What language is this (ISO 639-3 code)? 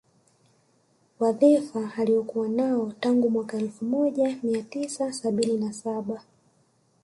swa